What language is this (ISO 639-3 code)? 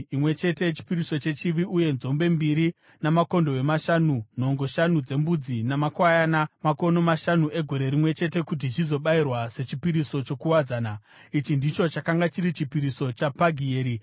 sna